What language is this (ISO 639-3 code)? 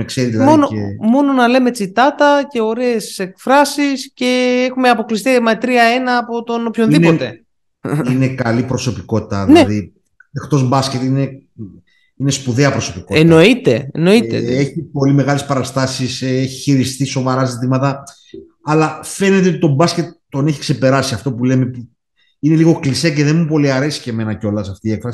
ell